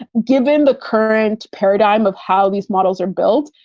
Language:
English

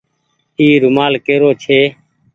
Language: Goaria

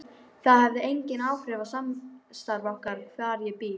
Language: Icelandic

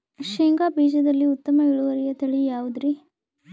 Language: Kannada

